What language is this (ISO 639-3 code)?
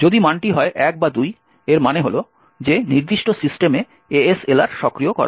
ben